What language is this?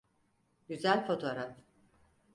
Turkish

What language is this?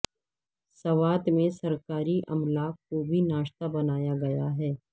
Urdu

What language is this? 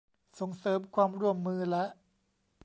Thai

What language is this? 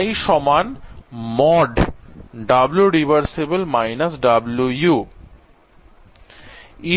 Bangla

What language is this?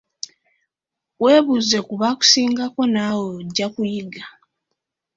Ganda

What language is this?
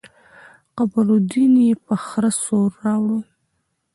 Pashto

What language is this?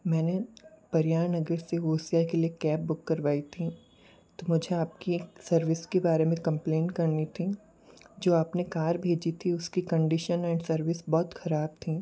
Hindi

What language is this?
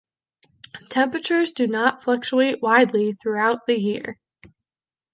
English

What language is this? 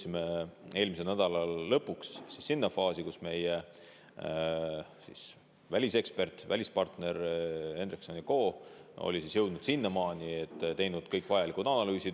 Estonian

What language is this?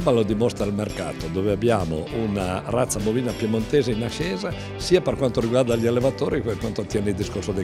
Italian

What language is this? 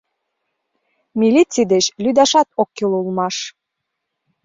Mari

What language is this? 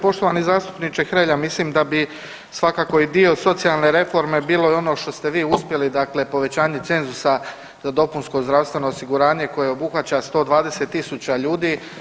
Croatian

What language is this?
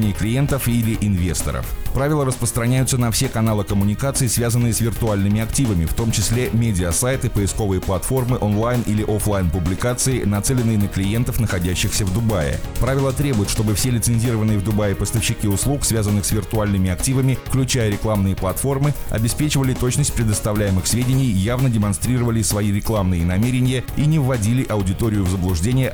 Russian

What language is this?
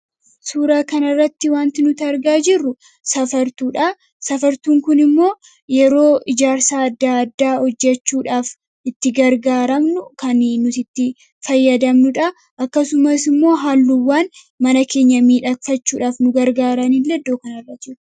Oromo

